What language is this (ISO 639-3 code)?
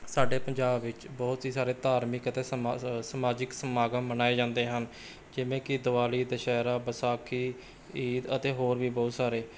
pan